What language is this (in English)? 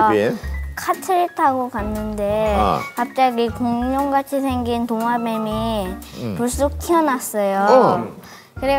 Korean